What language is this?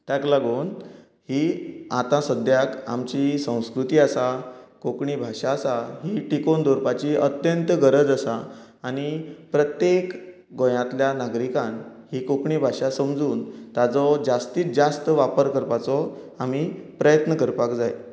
Konkani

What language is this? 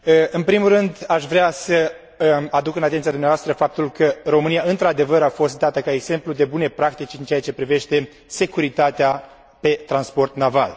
Romanian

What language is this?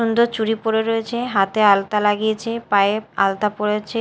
Bangla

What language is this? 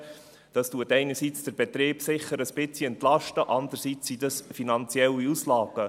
Swiss German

